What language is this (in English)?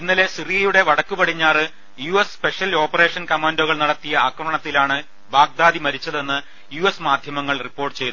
Malayalam